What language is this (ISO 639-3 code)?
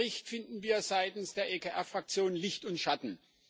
deu